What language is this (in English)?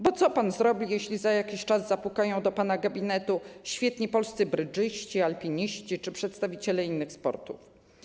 Polish